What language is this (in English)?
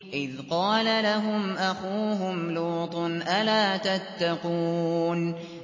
Arabic